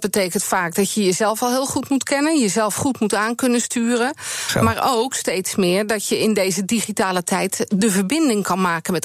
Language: Dutch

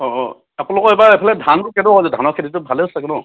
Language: Assamese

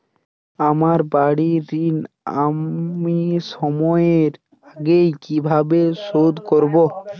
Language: Bangla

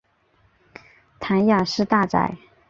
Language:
Chinese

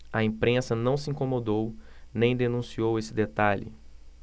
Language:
Portuguese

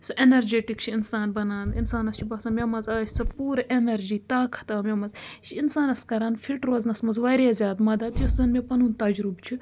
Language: Kashmiri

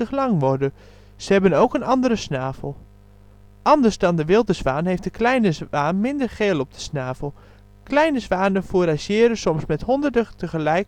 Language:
Dutch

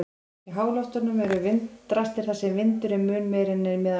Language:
Icelandic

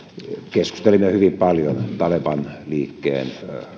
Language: Finnish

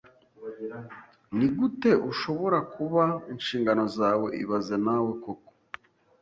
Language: Kinyarwanda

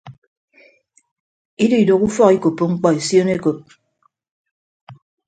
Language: Ibibio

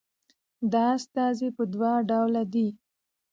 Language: Pashto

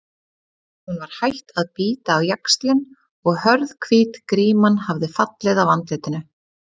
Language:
Icelandic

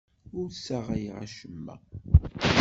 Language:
Kabyle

